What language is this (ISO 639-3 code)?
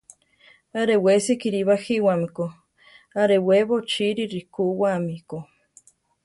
tar